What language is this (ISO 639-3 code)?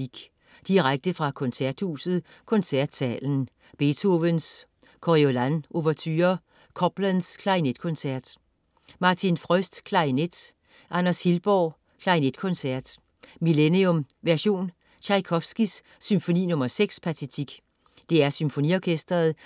dan